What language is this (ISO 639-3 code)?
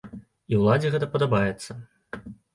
bel